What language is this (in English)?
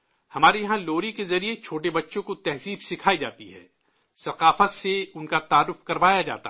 Urdu